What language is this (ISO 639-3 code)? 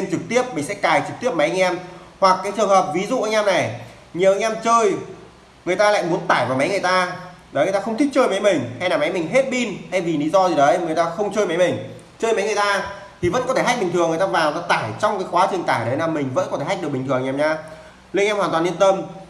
vie